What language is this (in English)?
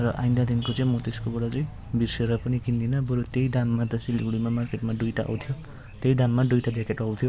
Nepali